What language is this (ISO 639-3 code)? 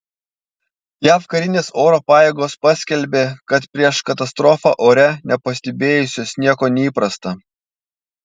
lit